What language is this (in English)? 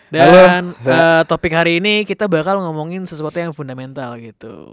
Indonesian